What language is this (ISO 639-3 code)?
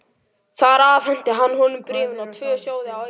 isl